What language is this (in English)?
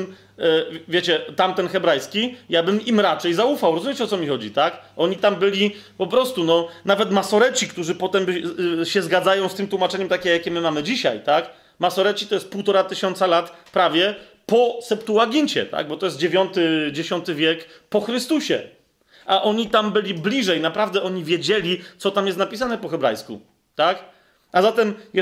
Polish